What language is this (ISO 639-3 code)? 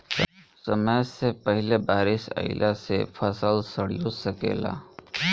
bho